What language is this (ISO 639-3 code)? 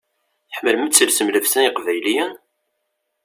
kab